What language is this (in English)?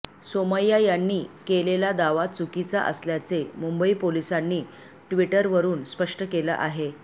Marathi